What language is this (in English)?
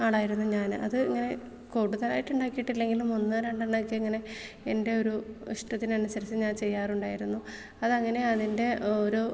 Malayalam